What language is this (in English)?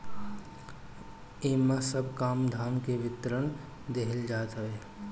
Bhojpuri